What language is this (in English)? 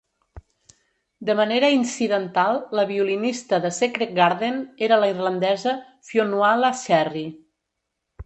Catalan